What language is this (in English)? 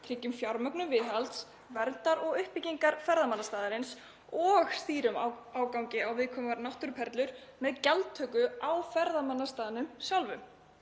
Icelandic